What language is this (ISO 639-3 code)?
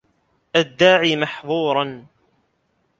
ara